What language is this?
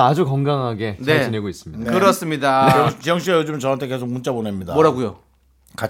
Korean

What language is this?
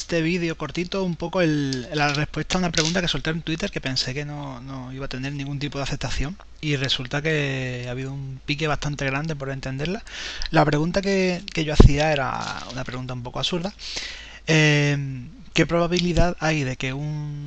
Spanish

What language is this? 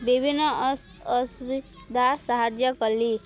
Odia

